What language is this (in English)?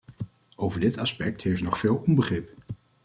Dutch